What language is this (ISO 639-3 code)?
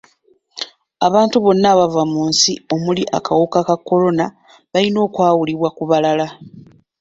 lug